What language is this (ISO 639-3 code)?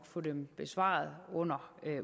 dan